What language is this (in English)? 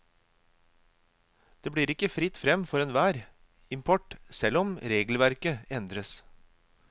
Norwegian